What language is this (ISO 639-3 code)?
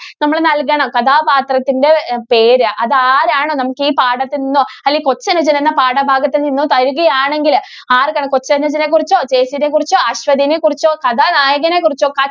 mal